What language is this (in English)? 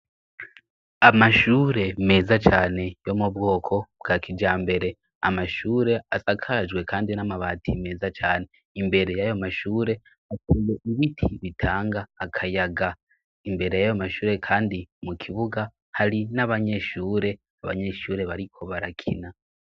Rundi